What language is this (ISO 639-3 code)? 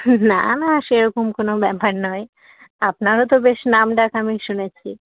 ben